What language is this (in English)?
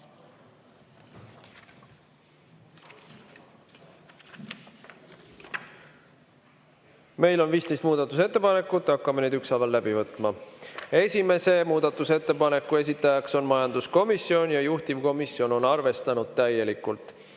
Estonian